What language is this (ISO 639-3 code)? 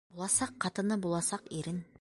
bak